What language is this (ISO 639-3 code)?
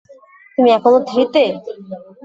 ben